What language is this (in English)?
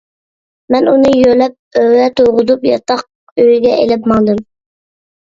Uyghur